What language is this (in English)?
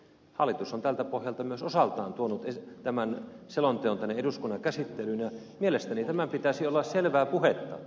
Finnish